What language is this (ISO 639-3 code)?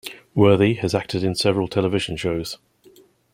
eng